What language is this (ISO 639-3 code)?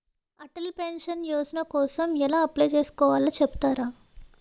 tel